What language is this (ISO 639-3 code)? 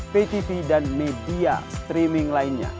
ind